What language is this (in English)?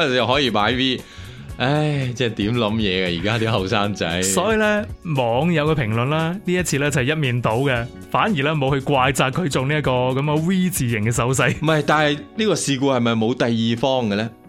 Chinese